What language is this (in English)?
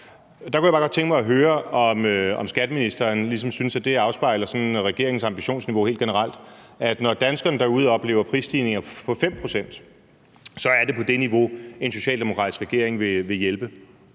Danish